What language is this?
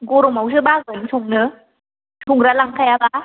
Bodo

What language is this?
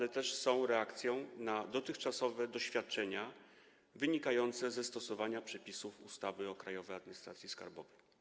Polish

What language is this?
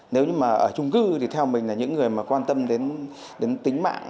Vietnamese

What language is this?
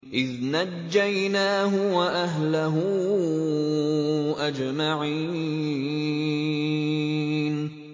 Arabic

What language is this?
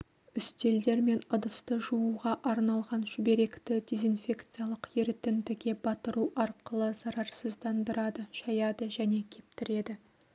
Kazakh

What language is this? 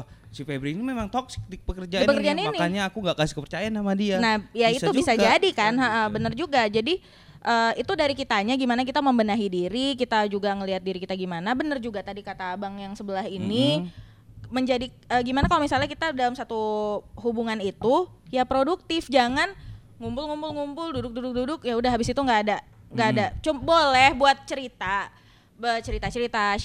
Indonesian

